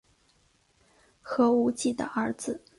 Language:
Chinese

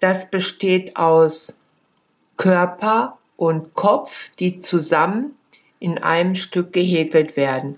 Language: German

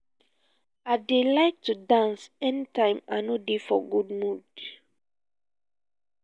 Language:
Nigerian Pidgin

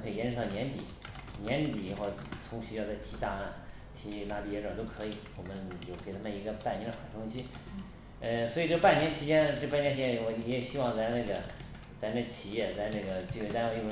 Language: Chinese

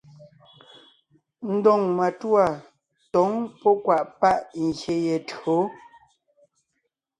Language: Ngiemboon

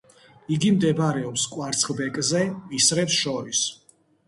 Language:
Georgian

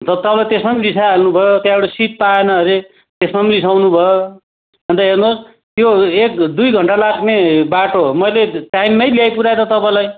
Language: Nepali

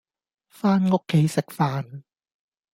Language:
Cantonese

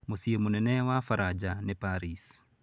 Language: Kikuyu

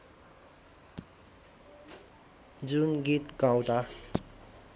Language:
Nepali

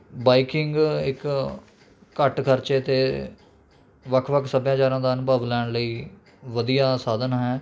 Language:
Punjabi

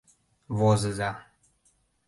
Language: Mari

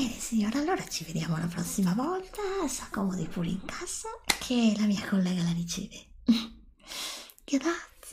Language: Italian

